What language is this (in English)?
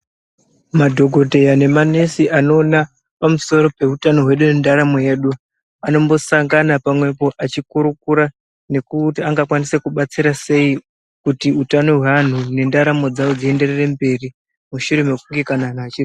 Ndau